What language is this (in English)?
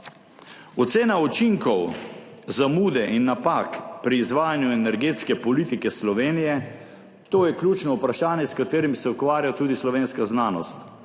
Slovenian